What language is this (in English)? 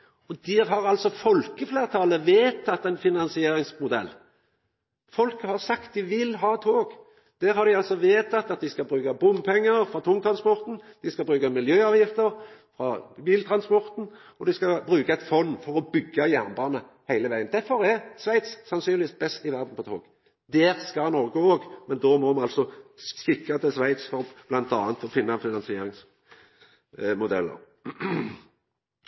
Norwegian Nynorsk